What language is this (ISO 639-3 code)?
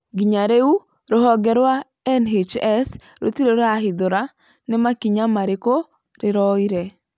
kik